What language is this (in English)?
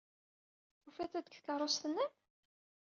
Kabyle